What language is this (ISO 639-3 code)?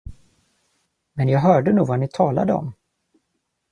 swe